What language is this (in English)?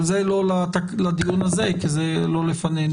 Hebrew